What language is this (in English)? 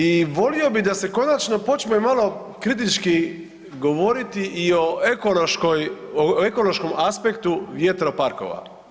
Croatian